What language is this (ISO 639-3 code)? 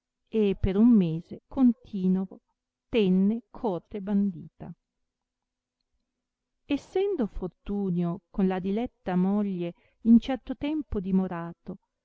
ita